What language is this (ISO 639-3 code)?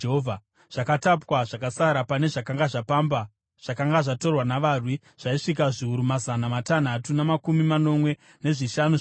sna